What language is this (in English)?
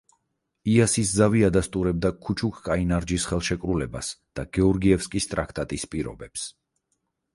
Georgian